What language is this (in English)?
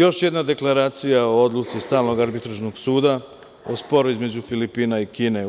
Serbian